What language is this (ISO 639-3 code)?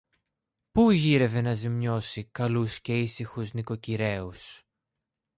ell